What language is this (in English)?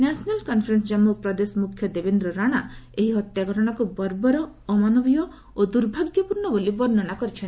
Odia